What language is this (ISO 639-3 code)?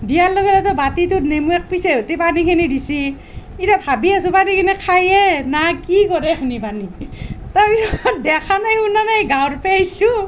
asm